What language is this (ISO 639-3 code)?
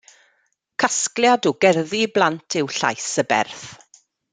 cym